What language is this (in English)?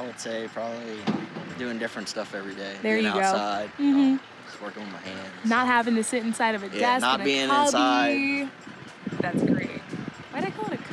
English